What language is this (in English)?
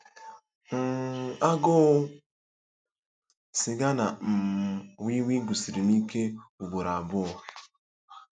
Igbo